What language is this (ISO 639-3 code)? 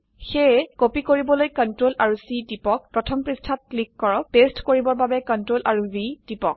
asm